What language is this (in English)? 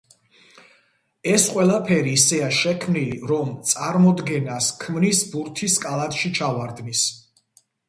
Georgian